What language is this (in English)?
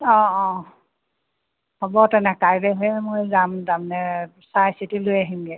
Assamese